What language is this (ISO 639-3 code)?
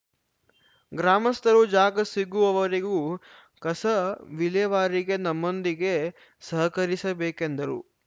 kan